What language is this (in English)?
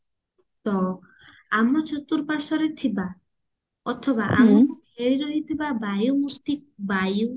Odia